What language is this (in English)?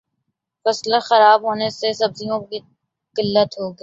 Urdu